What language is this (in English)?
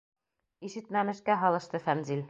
Bashkir